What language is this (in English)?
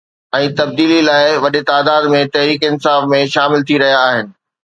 Sindhi